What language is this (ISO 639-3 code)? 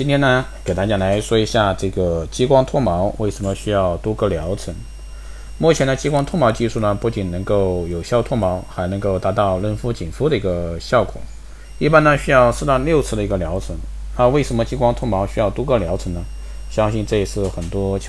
zho